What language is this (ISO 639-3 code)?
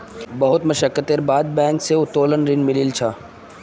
mag